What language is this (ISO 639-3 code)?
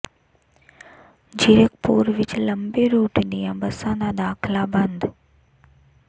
pan